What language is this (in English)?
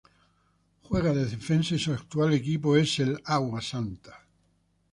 Spanish